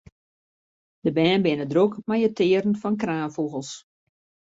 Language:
Western Frisian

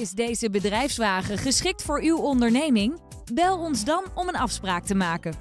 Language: Dutch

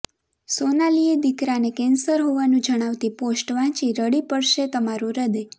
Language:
Gujarati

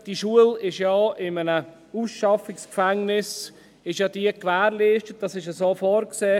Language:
Swiss German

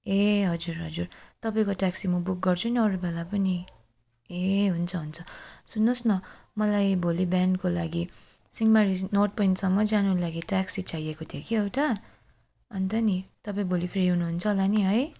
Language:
Nepali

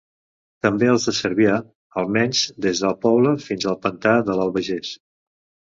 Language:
Catalan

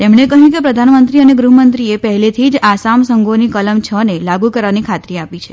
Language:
Gujarati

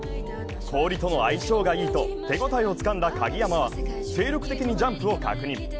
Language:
Japanese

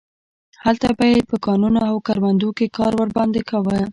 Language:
Pashto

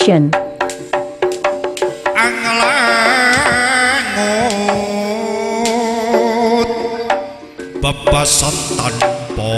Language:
Indonesian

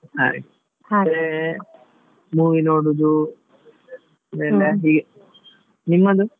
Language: Kannada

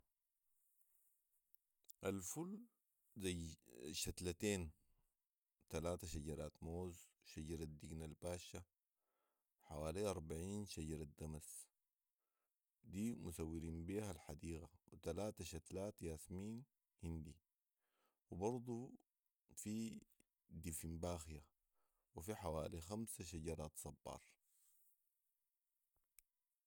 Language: Sudanese Arabic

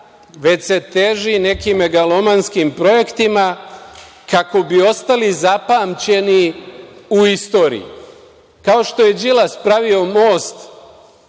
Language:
Serbian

